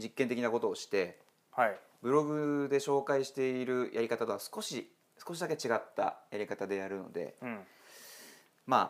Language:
Japanese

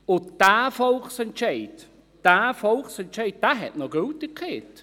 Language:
Swiss German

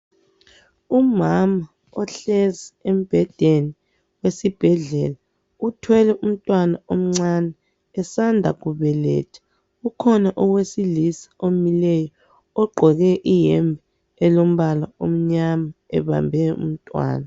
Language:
North Ndebele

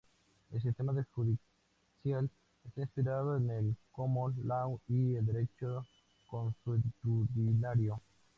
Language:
Spanish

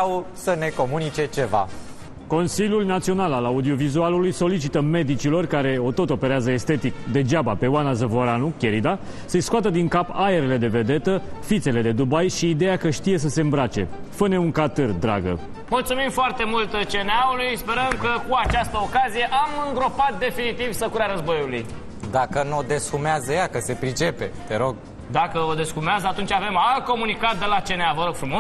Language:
Romanian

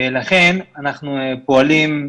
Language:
Hebrew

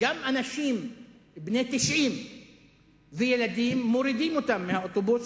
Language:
Hebrew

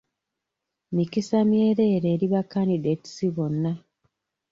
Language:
Ganda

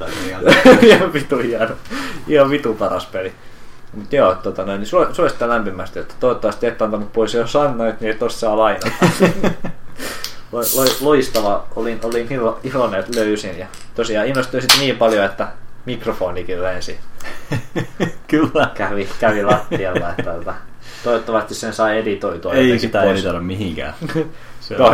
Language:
Finnish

